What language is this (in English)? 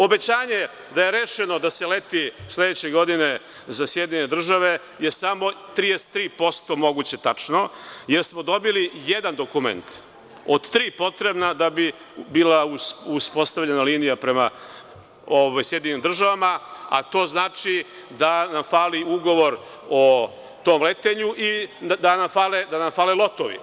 Serbian